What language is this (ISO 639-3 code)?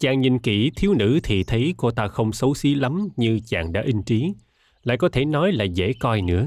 vie